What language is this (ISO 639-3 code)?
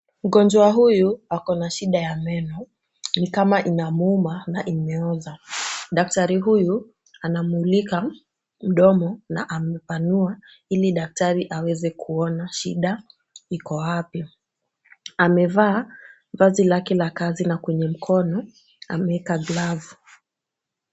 swa